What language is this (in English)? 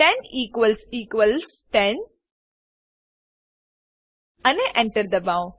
Gujarati